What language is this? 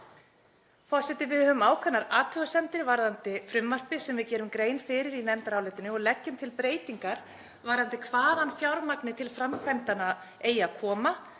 Icelandic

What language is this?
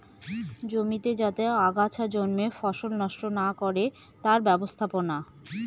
Bangla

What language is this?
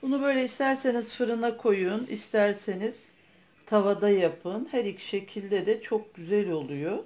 Turkish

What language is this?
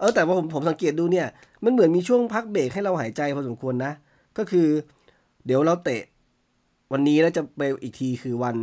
Thai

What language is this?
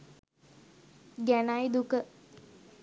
Sinhala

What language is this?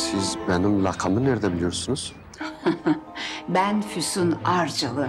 Turkish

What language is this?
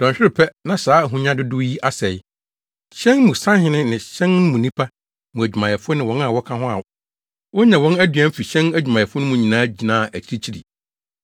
Akan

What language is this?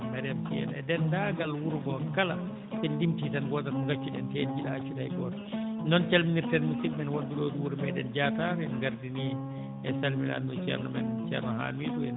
Fula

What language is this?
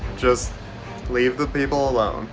English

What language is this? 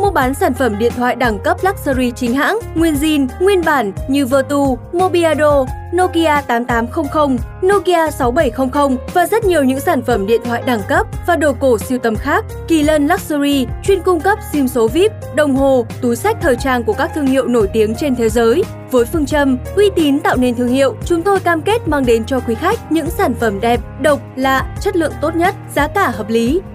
Vietnamese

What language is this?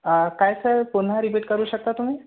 Marathi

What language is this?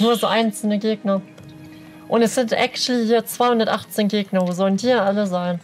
German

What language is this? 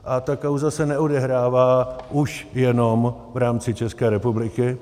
Czech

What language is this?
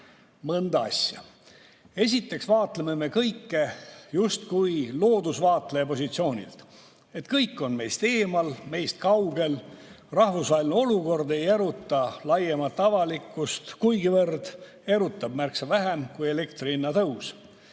Estonian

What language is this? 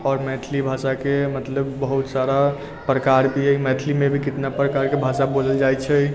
Maithili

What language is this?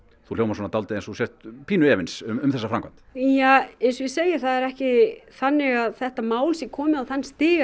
Icelandic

